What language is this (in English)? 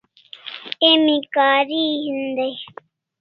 Kalasha